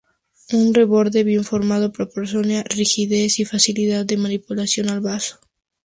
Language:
Spanish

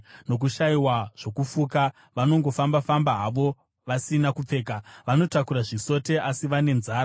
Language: Shona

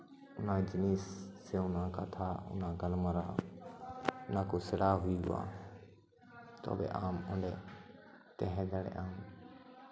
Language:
Santali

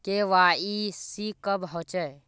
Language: Magahi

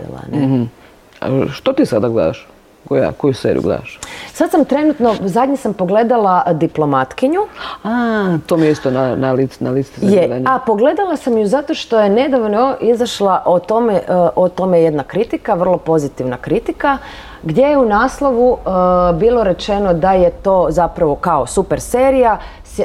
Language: Croatian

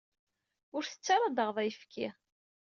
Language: Kabyle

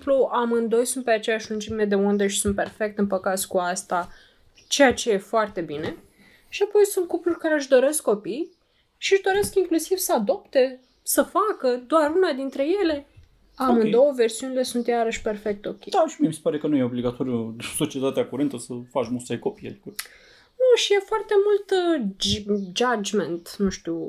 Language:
Romanian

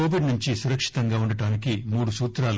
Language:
Telugu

